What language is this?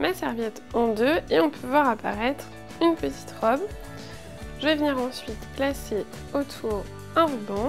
French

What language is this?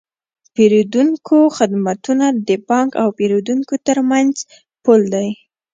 Pashto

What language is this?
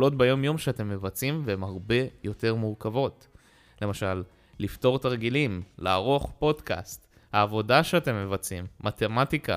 Hebrew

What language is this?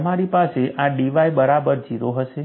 Gujarati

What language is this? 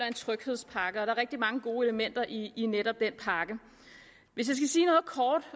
Danish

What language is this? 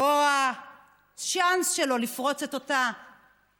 Hebrew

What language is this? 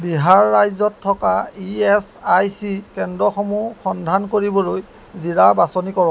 Assamese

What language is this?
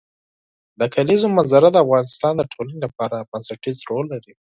Pashto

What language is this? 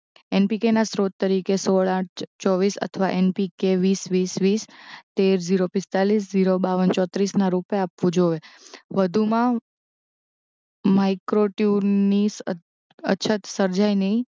Gujarati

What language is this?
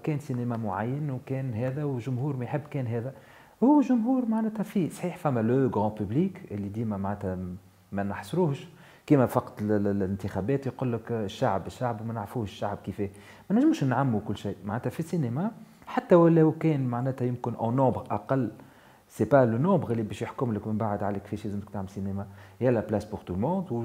Arabic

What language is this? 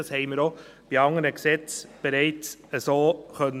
Swiss German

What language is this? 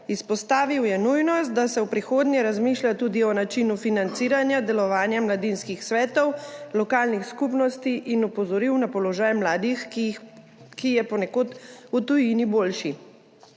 Slovenian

